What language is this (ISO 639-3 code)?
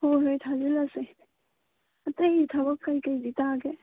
mni